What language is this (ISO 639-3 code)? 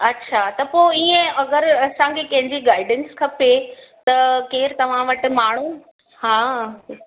snd